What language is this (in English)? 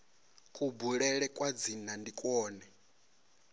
Venda